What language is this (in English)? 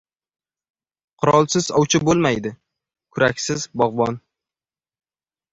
Uzbek